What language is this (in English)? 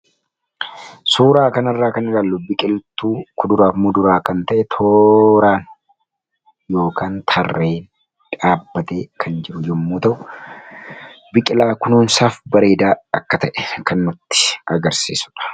Oromo